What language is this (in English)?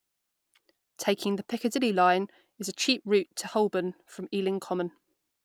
English